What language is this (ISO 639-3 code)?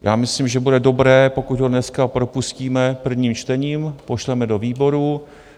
ces